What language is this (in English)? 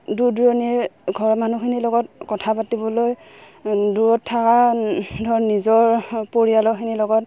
Assamese